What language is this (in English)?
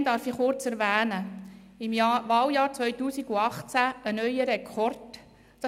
Swiss German